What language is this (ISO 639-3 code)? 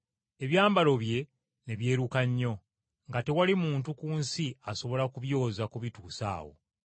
lug